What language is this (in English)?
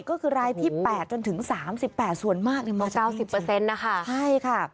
Thai